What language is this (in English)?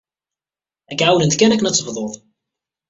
Kabyle